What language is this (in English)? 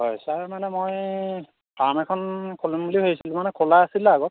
Assamese